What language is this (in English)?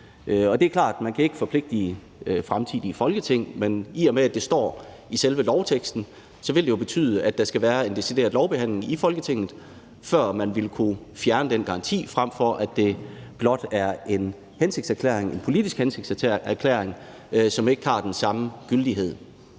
Danish